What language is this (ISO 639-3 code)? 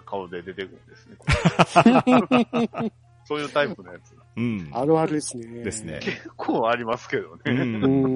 jpn